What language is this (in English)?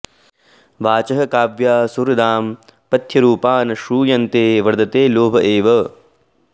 Sanskrit